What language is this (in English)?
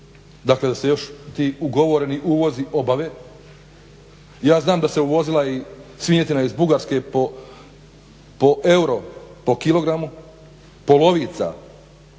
Croatian